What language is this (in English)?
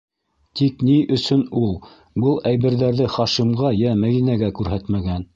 Bashkir